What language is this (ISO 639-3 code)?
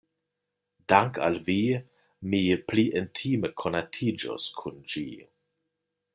epo